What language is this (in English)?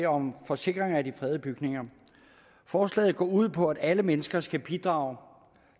Danish